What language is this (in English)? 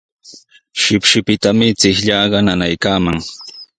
Sihuas Ancash Quechua